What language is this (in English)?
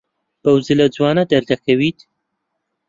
Central Kurdish